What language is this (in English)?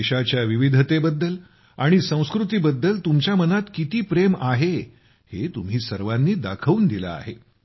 Marathi